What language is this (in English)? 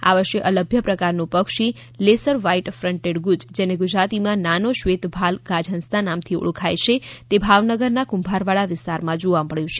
Gujarati